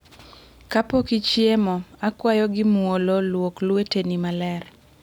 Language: Luo (Kenya and Tanzania)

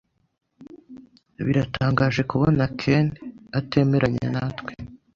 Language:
Kinyarwanda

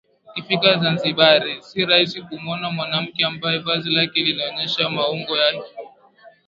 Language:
Swahili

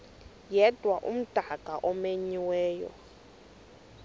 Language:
Xhosa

